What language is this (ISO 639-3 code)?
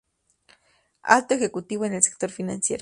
spa